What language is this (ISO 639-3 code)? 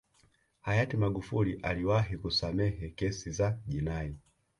swa